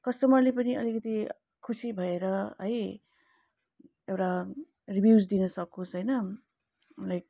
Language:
Nepali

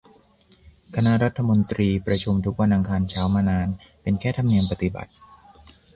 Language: Thai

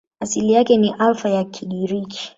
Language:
Swahili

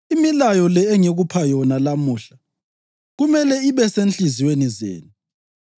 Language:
North Ndebele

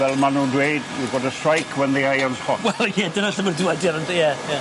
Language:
Welsh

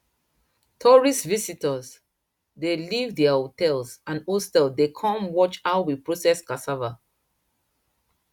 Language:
Nigerian Pidgin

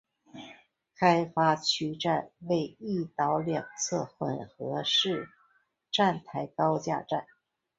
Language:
Chinese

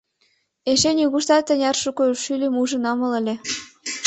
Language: Mari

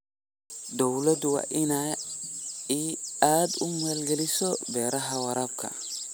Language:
Somali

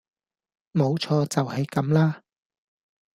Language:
Cantonese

